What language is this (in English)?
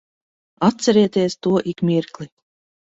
Latvian